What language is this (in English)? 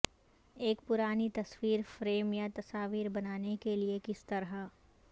Urdu